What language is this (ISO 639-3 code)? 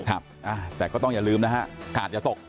tha